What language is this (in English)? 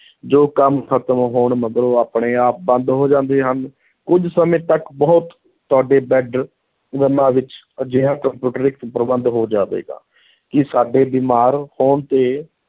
Punjabi